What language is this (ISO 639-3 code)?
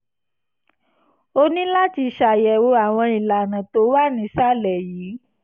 yor